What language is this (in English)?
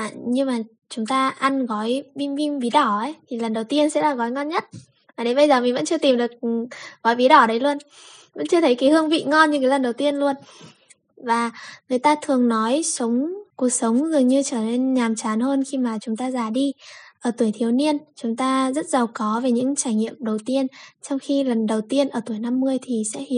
Vietnamese